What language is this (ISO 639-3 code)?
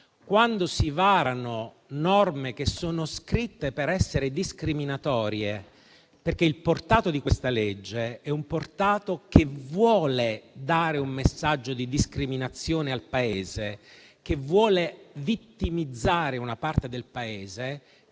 ita